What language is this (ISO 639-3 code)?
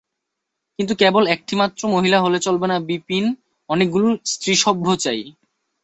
ben